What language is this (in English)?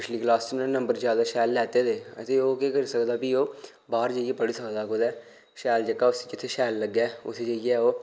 Dogri